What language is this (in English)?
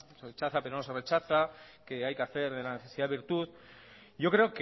Spanish